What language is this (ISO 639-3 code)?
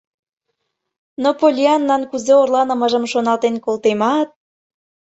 chm